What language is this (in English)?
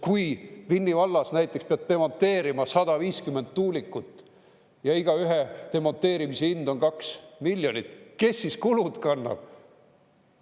Estonian